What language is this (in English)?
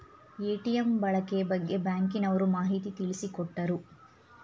Kannada